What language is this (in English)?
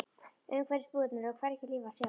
Icelandic